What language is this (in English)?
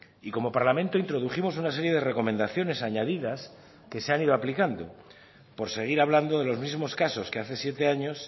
Spanish